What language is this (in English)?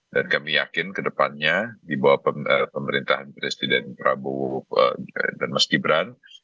Indonesian